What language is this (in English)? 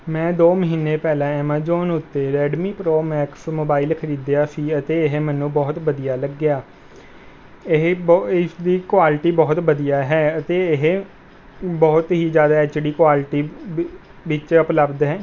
Punjabi